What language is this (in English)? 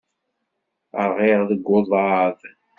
Kabyle